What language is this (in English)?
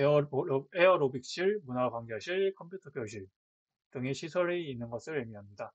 Korean